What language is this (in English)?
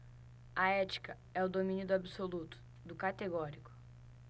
Portuguese